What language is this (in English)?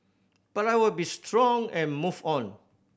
English